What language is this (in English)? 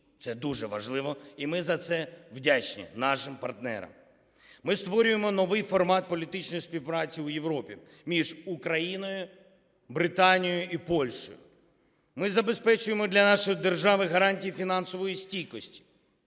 Ukrainian